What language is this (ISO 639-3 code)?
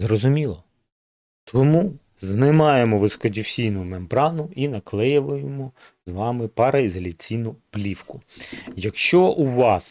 ukr